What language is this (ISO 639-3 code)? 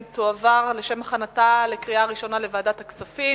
heb